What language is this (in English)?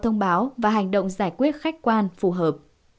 Vietnamese